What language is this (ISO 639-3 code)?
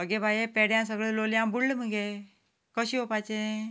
kok